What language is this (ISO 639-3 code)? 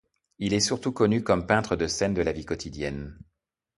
fra